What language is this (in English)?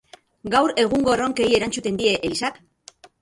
Basque